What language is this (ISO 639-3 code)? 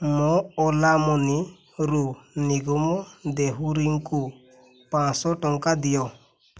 ori